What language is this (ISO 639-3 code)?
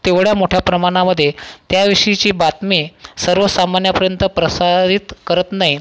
mar